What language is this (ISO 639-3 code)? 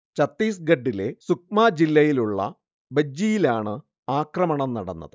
mal